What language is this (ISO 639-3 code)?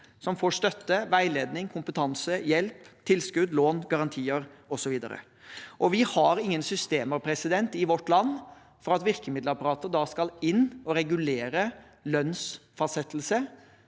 nor